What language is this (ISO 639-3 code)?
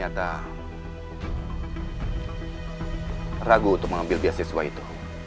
ind